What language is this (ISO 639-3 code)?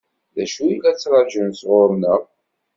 kab